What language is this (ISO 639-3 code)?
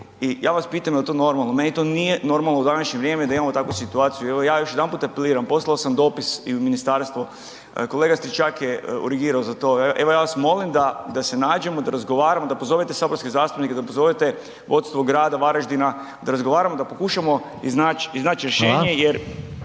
hrv